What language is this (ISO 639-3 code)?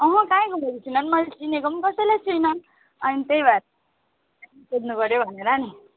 nep